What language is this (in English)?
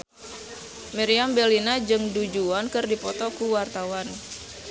Sundanese